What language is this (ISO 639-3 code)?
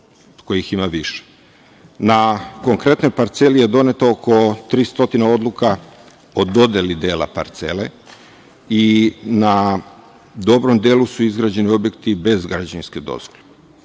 srp